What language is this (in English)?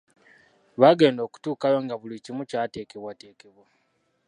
Ganda